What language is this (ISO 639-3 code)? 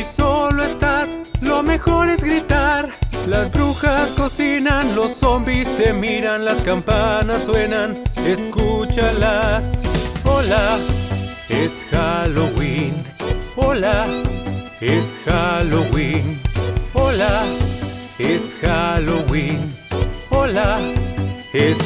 spa